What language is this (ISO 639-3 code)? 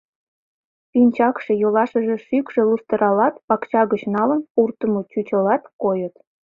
chm